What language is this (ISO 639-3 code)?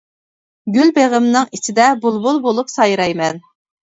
uig